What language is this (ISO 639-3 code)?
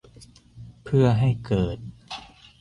tha